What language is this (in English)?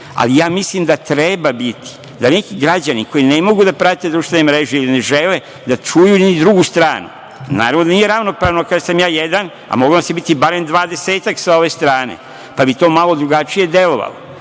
Serbian